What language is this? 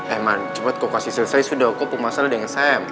Indonesian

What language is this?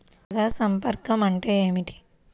Telugu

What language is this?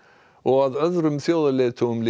Icelandic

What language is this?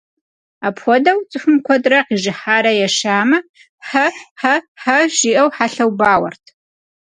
Kabardian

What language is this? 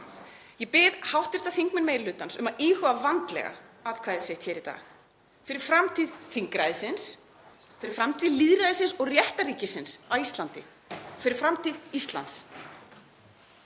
Icelandic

